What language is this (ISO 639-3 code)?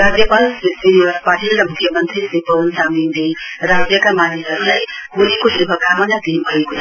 nep